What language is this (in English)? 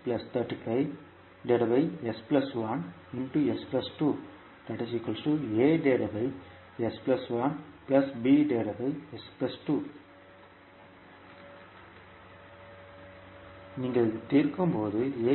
Tamil